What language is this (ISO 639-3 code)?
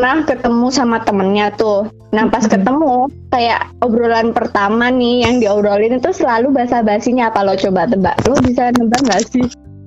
ind